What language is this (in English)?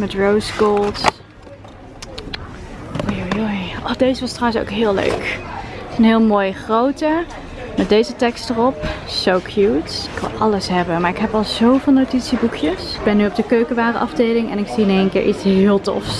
Dutch